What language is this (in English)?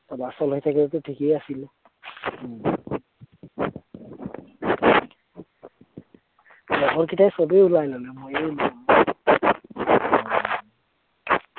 Assamese